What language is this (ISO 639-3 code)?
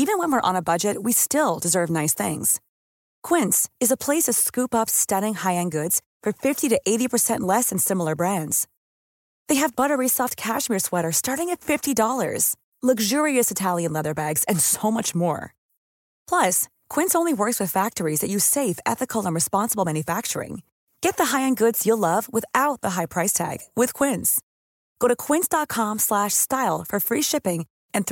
nld